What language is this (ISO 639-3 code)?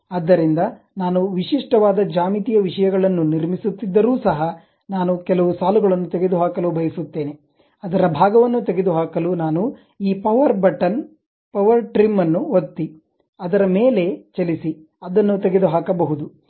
kan